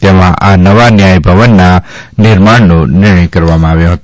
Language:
Gujarati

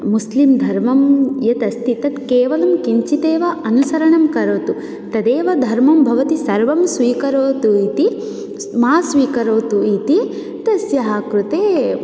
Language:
Sanskrit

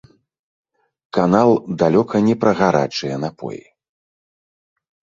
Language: Belarusian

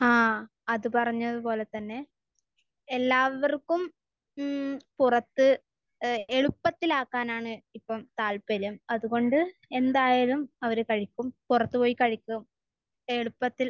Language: Malayalam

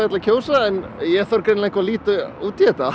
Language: Icelandic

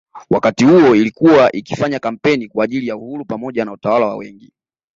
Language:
Swahili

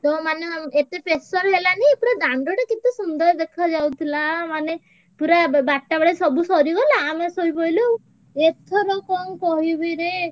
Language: Odia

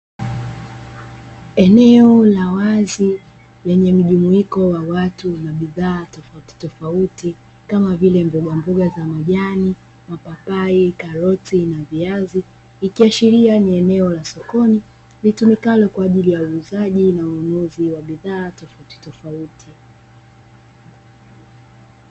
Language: Swahili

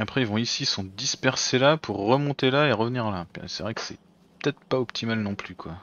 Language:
French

